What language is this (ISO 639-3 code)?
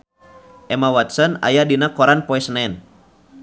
sun